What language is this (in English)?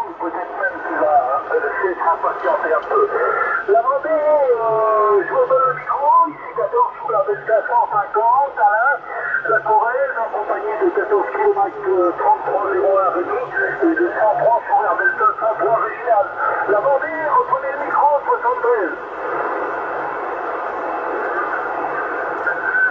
French